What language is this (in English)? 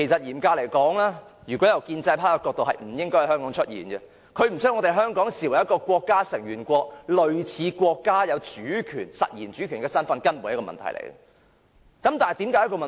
Cantonese